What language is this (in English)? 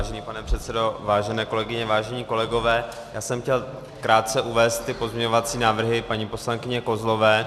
Czech